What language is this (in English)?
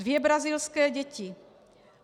Czech